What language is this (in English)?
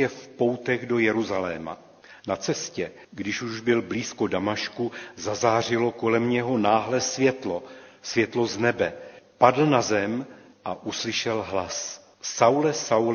Czech